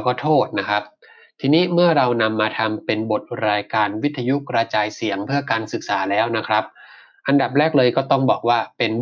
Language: Thai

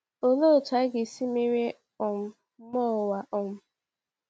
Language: Igbo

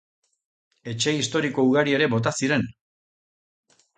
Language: Basque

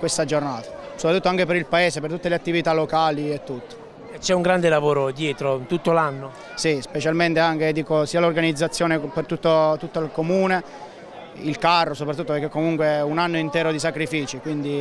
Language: Italian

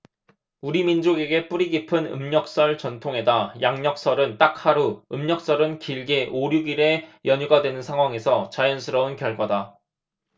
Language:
Korean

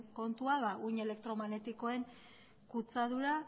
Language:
Basque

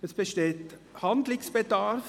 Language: Swiss German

